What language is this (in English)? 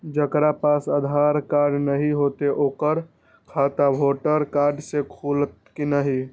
Maithili